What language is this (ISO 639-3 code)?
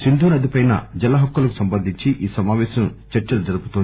tel